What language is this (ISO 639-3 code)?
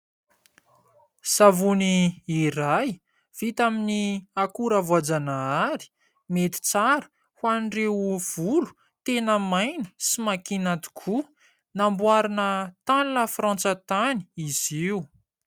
mlg